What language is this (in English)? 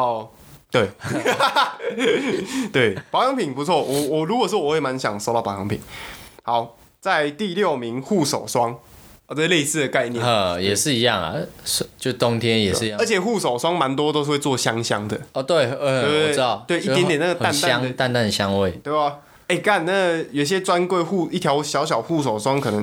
Chinese